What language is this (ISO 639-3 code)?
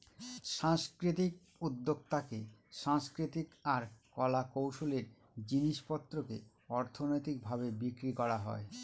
ben